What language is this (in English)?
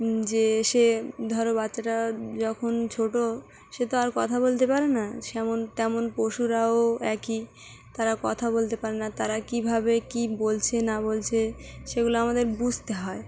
Bangla